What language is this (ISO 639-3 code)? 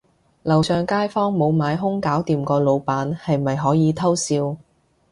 yue